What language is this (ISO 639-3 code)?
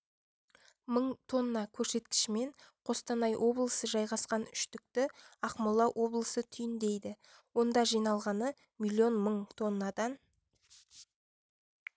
kaz